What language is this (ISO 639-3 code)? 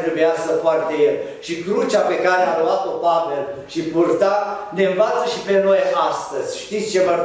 ron